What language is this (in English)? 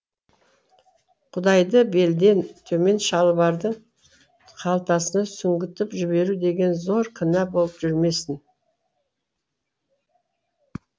Kazakh